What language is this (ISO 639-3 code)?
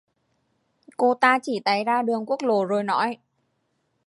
vie